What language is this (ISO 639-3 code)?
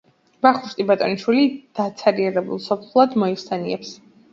kat